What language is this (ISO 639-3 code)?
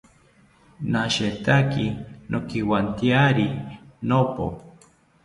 cpy